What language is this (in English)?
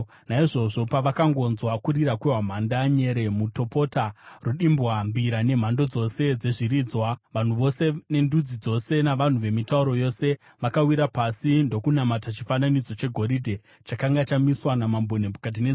Shona